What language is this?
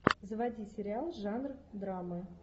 Russian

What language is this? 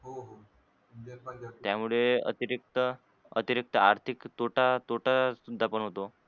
Marathi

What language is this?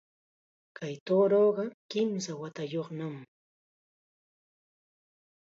Chiquián Ancash Quechua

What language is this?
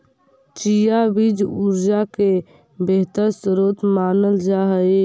Magahi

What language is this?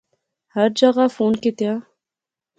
Pahari-Potwari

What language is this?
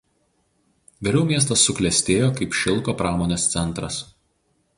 Lithuanian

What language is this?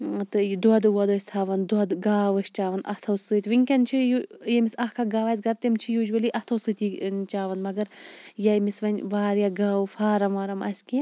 Kashmiri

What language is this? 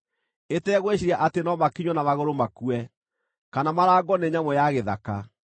Kikuyu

